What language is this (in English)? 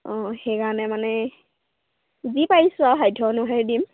Assamese